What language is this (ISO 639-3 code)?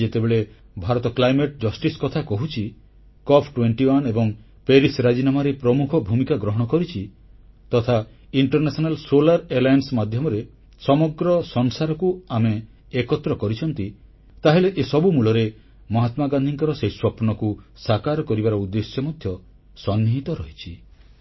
ori